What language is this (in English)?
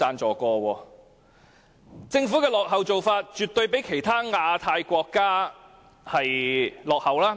Cantonese